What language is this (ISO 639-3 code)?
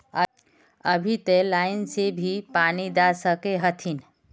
mag